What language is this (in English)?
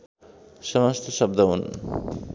Nepali